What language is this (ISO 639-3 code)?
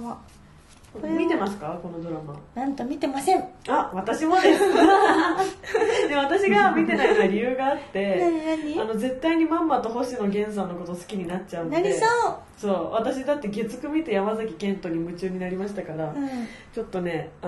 jpn